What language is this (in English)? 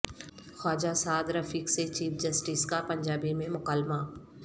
Urdu